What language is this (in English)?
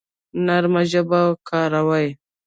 Pashto